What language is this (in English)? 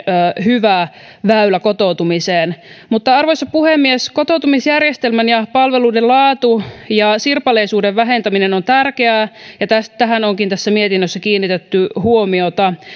Finnish